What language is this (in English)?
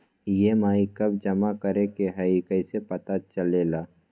Magahi